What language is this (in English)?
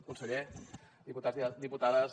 Catalan